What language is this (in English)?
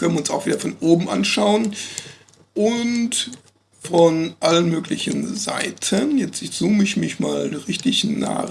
German